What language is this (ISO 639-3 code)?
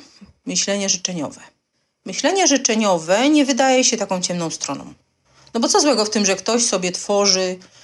pol